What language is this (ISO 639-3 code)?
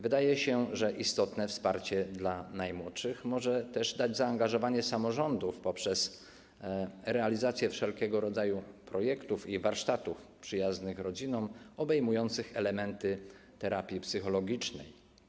pol